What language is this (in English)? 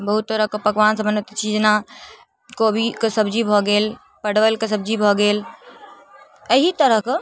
Maithili